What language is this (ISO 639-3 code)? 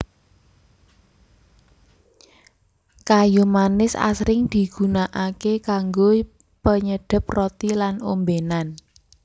jav